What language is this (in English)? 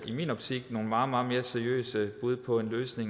Danish